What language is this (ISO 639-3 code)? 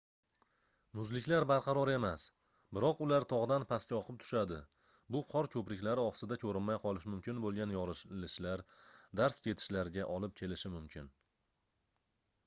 uzb